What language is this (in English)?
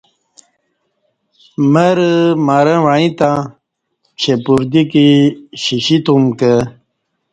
Kati